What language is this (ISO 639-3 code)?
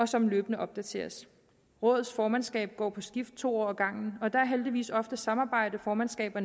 dan